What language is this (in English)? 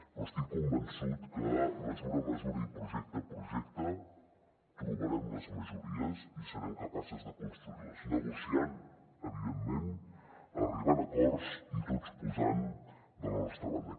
Catalan